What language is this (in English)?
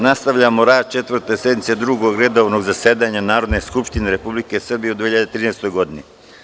Serbian